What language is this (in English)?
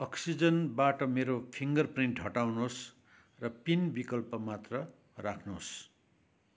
Nepali